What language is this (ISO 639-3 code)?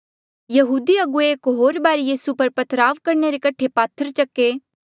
mjl